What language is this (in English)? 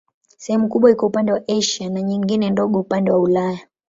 Swahili